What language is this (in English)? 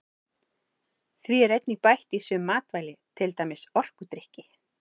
Icelandic